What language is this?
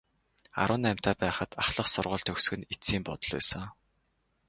Mongolian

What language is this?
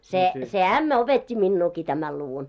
Finnish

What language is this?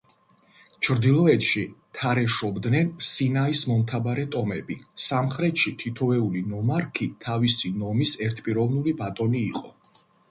Georgian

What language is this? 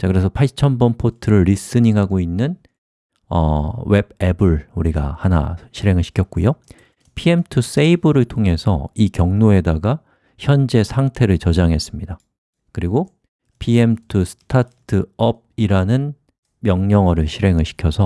Korean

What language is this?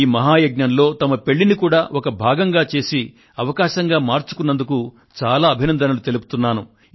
Telugu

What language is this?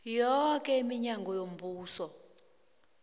South Ndebele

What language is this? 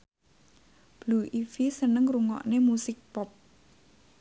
Javanese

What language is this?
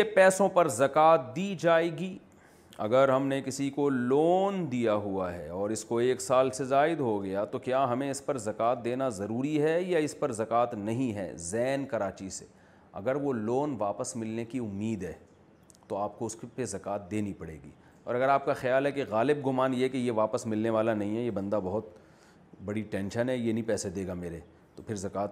Urdu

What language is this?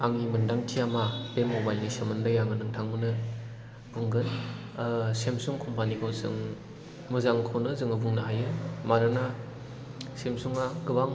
Bodo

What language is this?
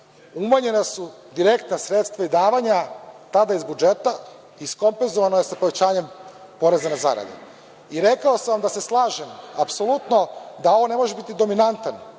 Serbian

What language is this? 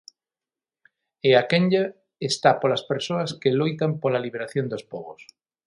Galician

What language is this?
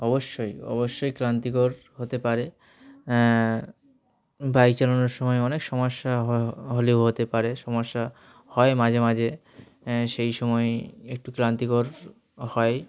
Bangla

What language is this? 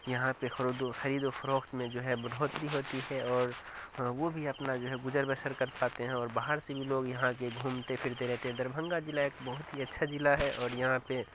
Urdu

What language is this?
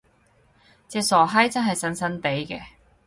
Cantonese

